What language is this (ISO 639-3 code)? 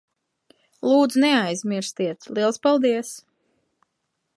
lav